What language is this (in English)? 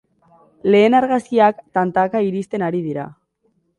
Basque